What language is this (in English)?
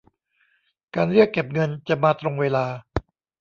Thai